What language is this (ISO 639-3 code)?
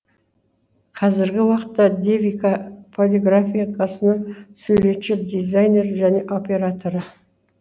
kaz